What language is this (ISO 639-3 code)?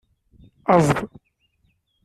kab